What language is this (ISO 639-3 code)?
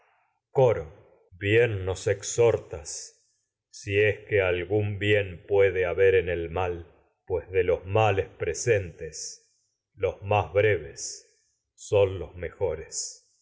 spa